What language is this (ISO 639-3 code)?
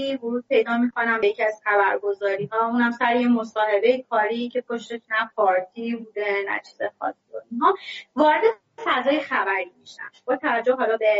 fas